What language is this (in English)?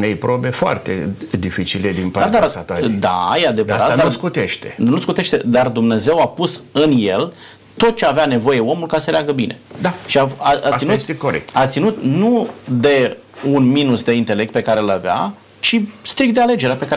Romanian